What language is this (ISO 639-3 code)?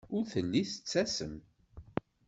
kab